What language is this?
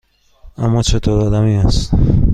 Persian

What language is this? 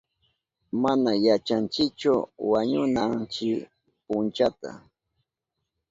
Southern Pastaza Quechua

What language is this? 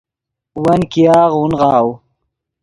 Yidgha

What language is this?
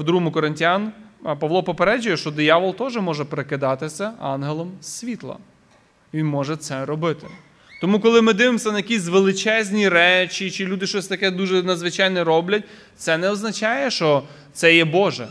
Ukrainian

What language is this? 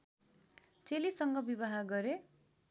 Nepali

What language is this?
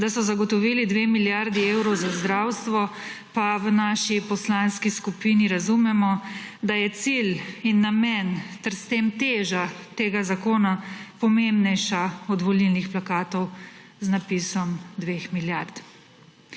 Slovenian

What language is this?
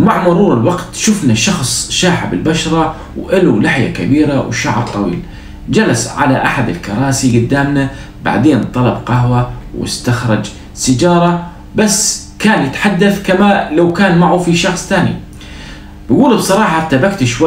Arabic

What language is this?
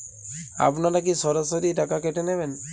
Bangla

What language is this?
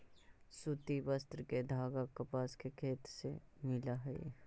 Magahi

